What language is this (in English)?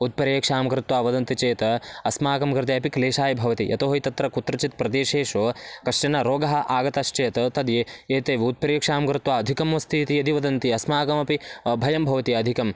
Sanskrit